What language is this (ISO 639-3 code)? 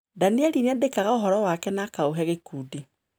kik